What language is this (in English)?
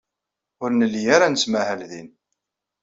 Kabyle